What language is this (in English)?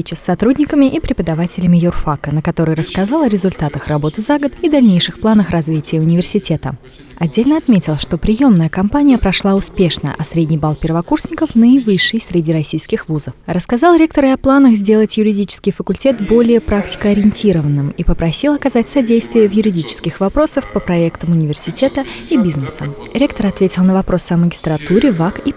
Russian